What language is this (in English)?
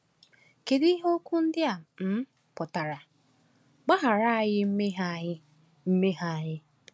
Igbo